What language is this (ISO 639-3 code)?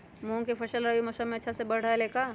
mag